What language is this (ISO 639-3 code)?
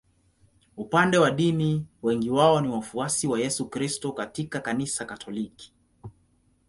swa